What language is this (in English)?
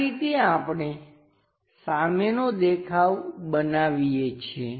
Gujarati